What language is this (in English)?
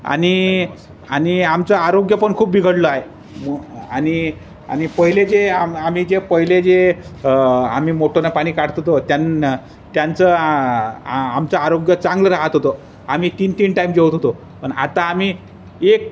Marathi